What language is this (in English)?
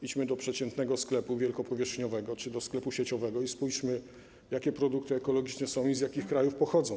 Polish